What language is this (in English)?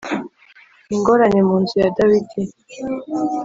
Kinyarwanda